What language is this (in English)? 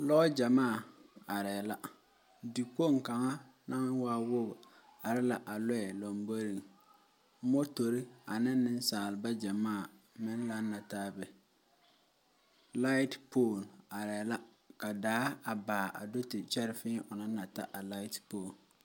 Southern Dagaare